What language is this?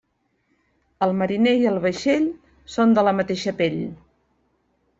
Catalan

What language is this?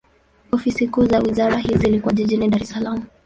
Swahili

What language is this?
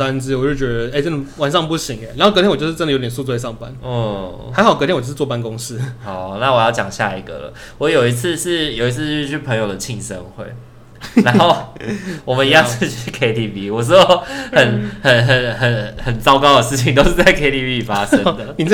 Chinese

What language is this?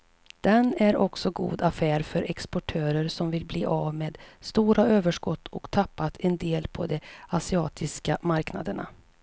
Swedish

